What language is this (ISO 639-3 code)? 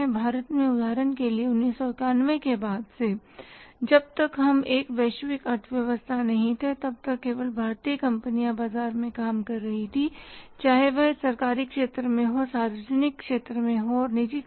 hin